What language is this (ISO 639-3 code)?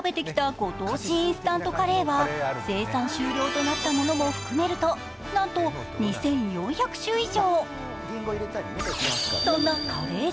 jpn